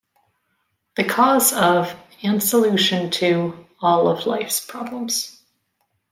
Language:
English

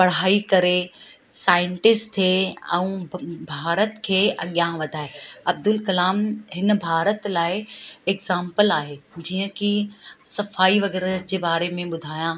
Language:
Sindhi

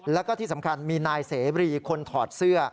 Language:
Thai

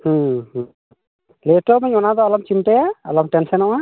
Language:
Santali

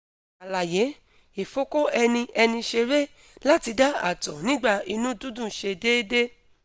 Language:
Yoruba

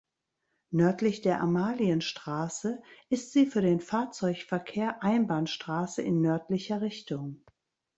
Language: German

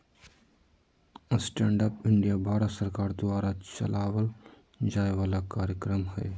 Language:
Magahi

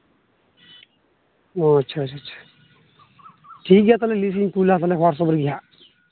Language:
Santali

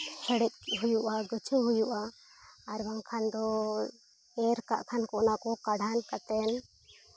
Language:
Santali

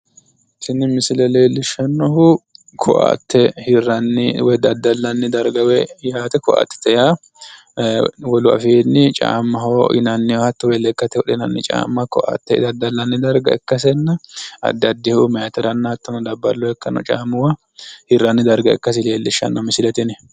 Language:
Sidamo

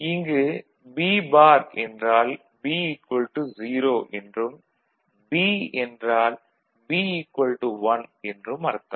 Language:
Tamil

